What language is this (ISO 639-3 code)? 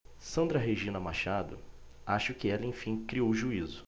por